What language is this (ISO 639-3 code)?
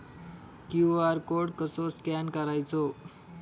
mar